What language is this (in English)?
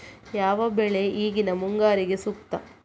Kannada